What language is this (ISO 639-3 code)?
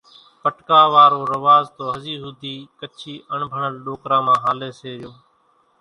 gjk